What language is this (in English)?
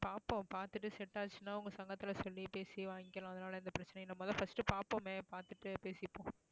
Tamil